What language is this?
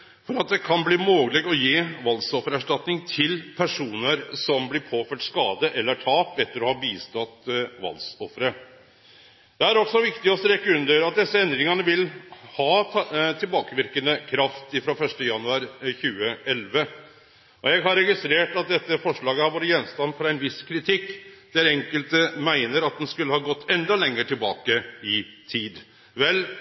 Norwegian Nynorsk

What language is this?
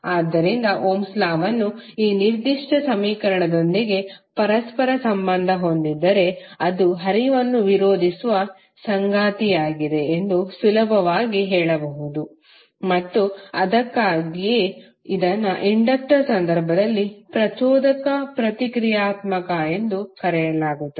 Kannada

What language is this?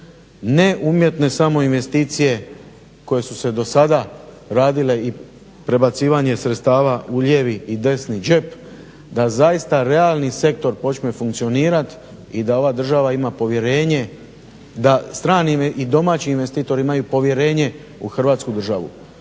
Croatian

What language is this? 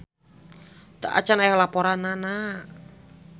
Sundanese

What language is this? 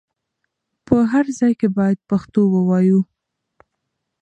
Pashto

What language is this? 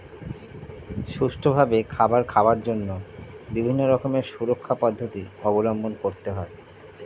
Bangla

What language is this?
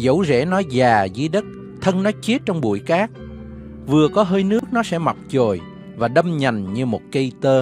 Vietnamese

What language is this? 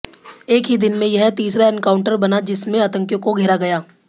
Hindi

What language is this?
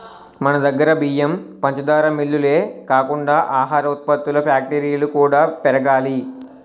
Telugu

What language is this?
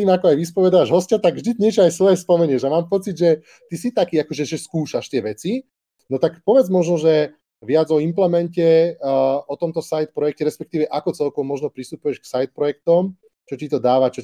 Slovak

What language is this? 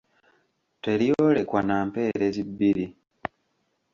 Ganda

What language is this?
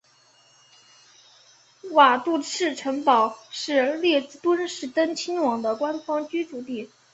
Chinese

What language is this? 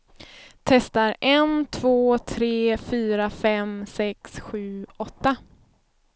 Swedish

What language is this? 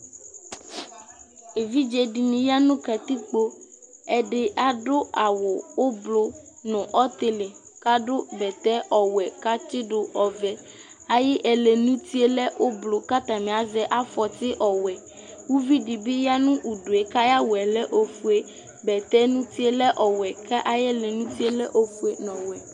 Ikposo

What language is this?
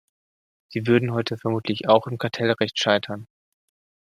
German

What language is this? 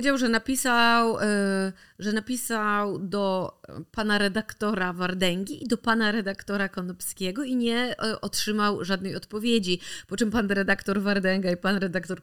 Polish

